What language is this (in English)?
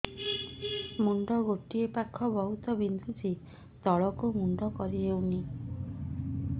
Odia